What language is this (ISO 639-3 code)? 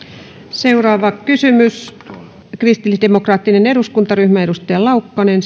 fin